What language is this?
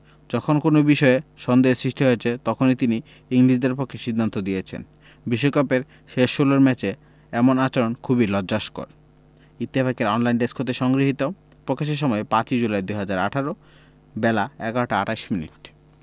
Bangla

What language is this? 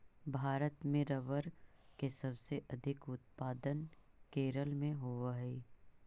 Magahi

